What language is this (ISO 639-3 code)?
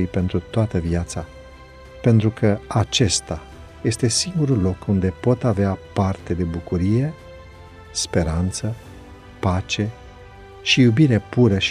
ron